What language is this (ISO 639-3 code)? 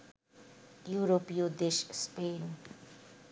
ben